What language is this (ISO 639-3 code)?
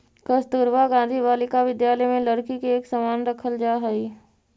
mag